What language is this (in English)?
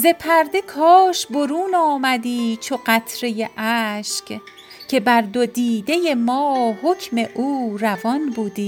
Persian